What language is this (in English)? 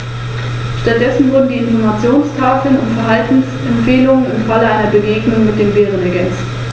German